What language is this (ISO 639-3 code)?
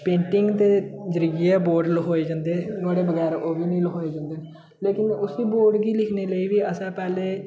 doi